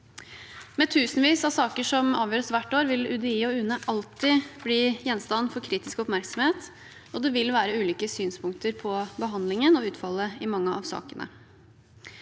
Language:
Norwegian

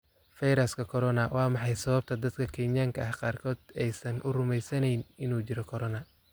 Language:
Somali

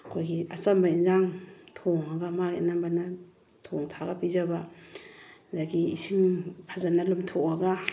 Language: Manipuri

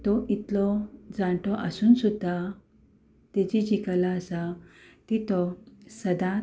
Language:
Konkani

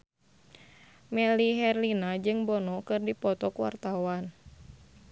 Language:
Sundanese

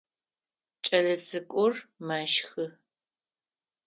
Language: Adyghe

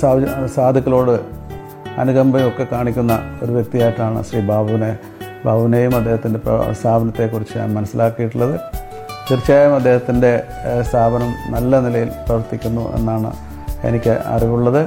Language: Malayalam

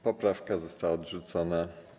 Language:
Polish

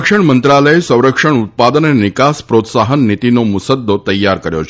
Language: Gujarati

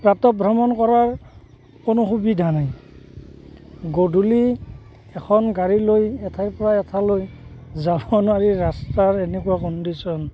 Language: Assamese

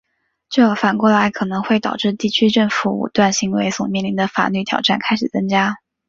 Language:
Chinese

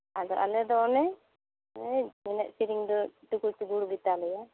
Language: Santali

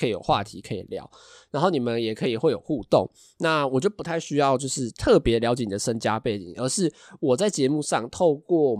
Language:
Chinese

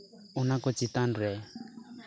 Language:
Santali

